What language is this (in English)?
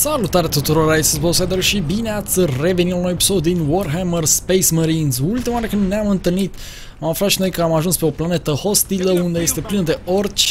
Romanian